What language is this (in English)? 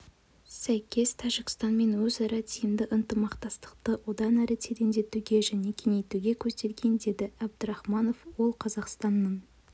Kazakh